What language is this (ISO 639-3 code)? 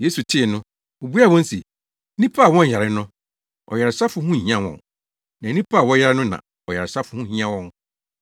aka